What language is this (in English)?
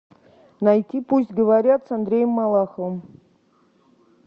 Russian